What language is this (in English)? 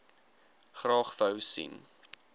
Afrikaans